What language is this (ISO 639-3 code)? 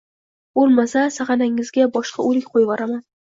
uzb